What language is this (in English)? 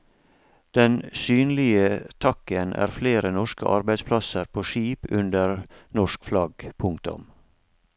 Norwegian